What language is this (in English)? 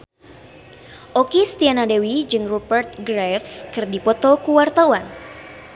Sundanese